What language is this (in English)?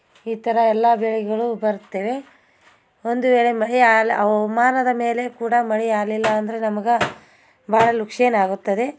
Kannada